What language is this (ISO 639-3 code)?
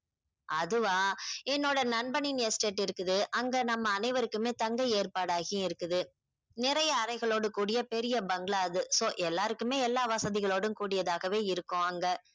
tam